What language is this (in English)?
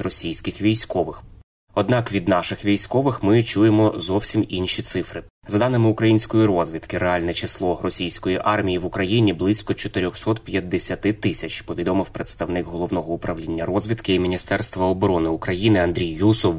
Ukrainian